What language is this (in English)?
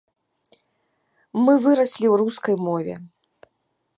Belarusian